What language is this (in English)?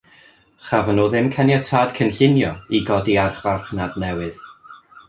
Welsh